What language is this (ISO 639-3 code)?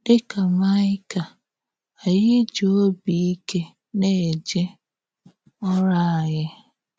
ibo